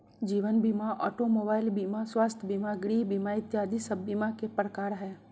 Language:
Magahi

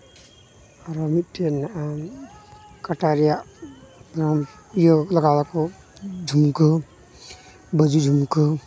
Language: Santali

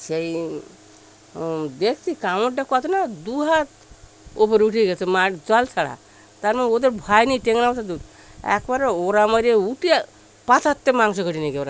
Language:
Bangla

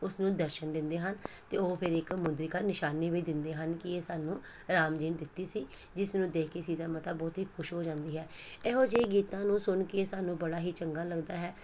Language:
Punjabi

